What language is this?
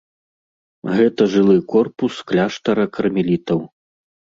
Belarusian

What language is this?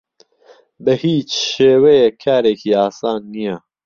Central Kurdish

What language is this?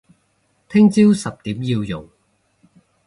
Cantonese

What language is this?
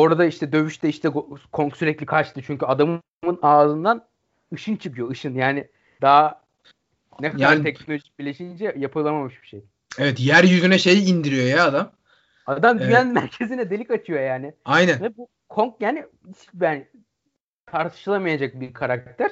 Turkish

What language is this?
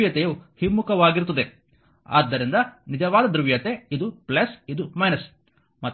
Kannada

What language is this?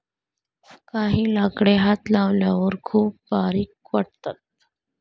Marathi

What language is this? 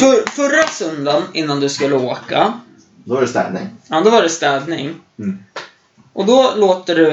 Swedish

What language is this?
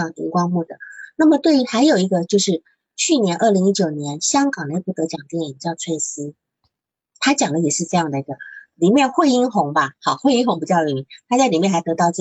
Chinese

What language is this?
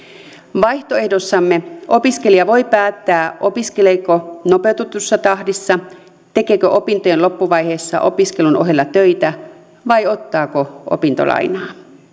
Finnish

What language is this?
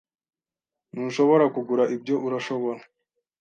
Kinyarwanda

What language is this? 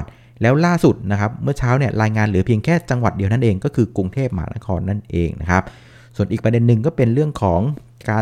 Thai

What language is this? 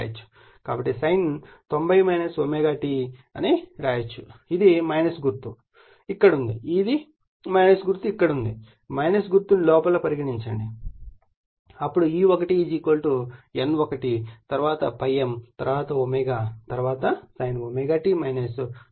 Telugu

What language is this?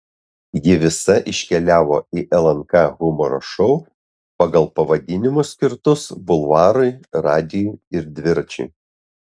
Lithuanian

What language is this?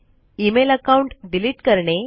Marathi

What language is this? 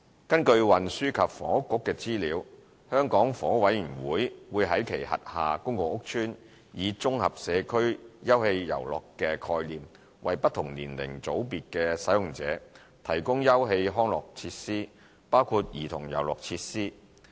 Cantonese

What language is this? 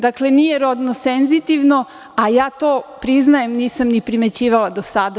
Serbian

